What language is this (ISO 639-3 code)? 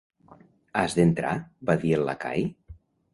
cat